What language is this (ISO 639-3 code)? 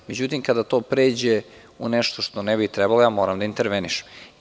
srp